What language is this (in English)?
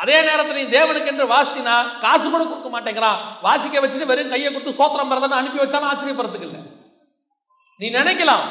Tamil